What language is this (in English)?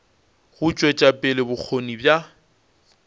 Northern Sotho